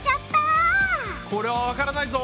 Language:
Japanese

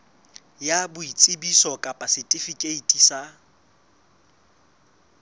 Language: Southern Sotho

